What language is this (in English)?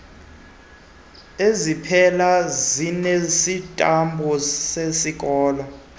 Xhosa